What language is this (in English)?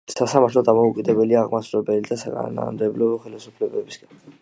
Georgian